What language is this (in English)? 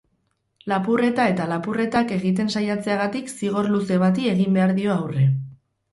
Basque